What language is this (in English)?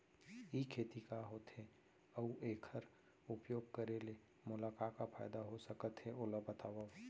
Chhattisgarhi